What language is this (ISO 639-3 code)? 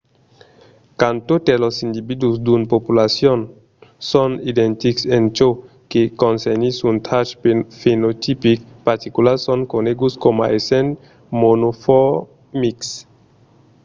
oci